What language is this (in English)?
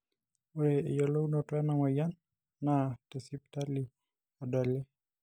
Masai